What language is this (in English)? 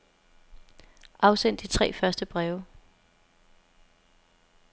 Danish